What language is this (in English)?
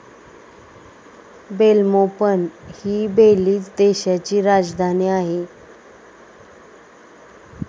Marathi